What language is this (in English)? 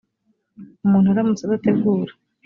Kinyarwanda